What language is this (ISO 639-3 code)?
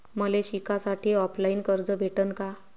mar